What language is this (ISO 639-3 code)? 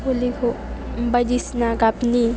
brx